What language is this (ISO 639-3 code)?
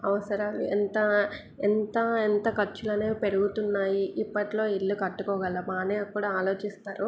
tel